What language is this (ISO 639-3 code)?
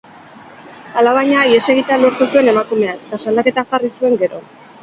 eus